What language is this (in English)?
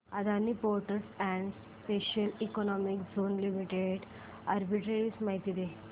Marathi